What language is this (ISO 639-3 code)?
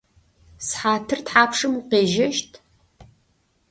ady